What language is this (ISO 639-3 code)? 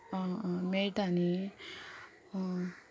kok